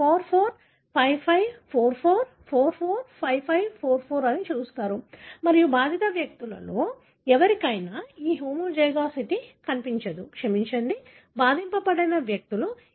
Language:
Telugu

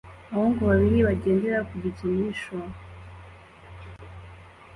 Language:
Kinyarwanda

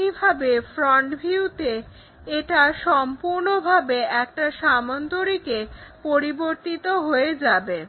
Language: Bangla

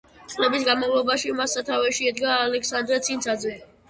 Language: Georgian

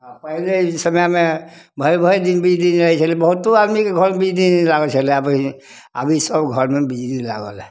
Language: Maithili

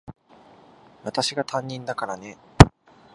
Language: Japanese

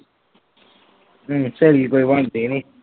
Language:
Punjabi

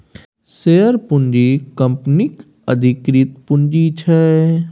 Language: Maithili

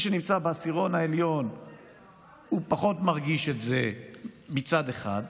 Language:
Hebrew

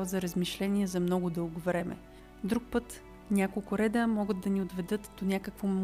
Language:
Bulgarian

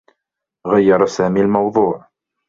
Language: Arabic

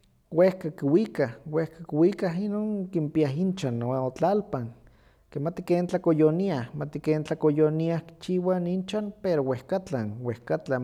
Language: Huaxcaleca Nahuatl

